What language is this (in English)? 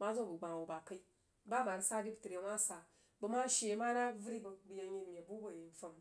Jiba